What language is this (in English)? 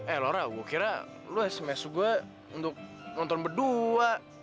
Indonesian